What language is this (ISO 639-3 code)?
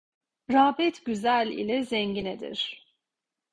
tur